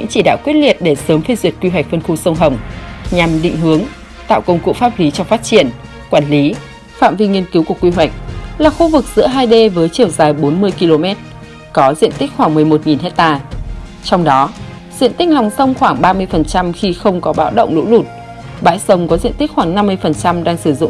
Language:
Vietnamese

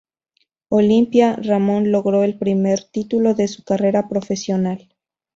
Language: Spanish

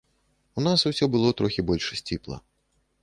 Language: Belarusian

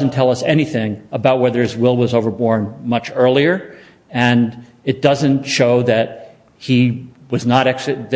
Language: English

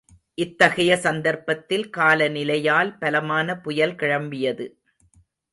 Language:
Tamil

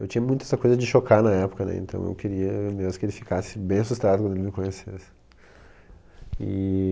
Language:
Portuguese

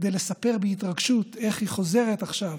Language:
Hebrew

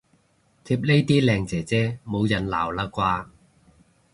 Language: Cantonese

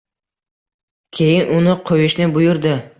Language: Uzbek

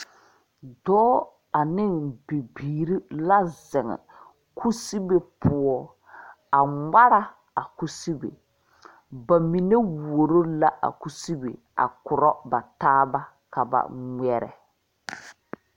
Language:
Southern Dagaare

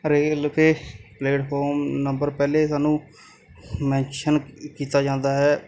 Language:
Punjabi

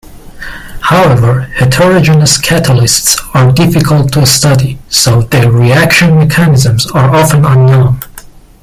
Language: English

